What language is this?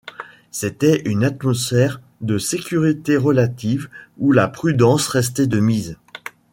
French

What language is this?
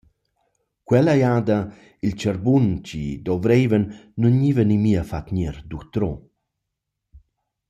Romansh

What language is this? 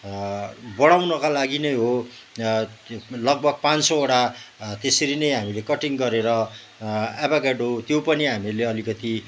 Nepali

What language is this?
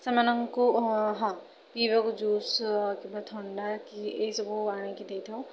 Odia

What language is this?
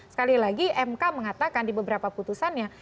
Indonesian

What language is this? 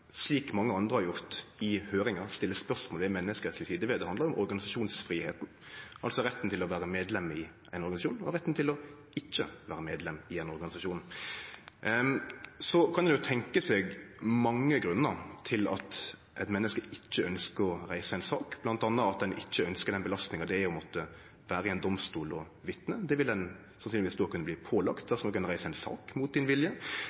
Norwegian Nynorsk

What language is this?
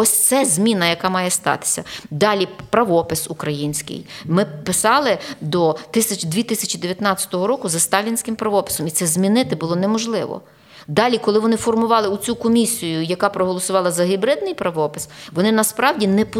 Ukrainian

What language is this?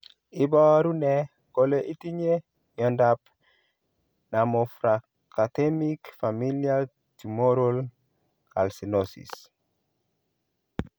Kalenjin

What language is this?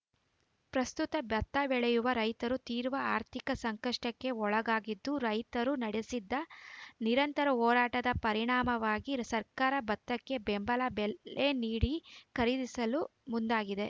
Kannada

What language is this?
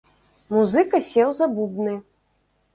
Belarusian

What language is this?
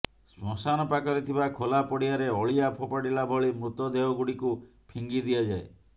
Odia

